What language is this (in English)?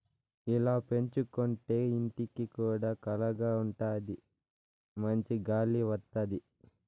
Telugu